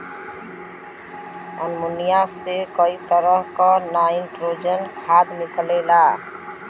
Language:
Bhojpuri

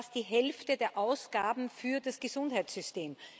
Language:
German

